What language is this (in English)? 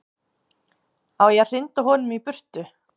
Icelandic